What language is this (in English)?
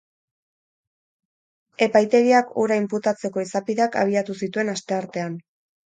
Basque